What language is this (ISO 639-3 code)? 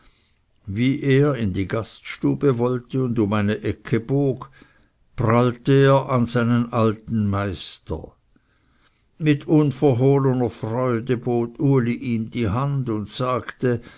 deu